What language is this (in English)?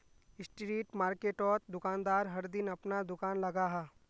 Magahi